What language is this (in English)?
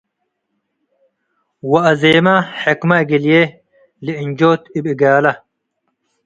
Tigre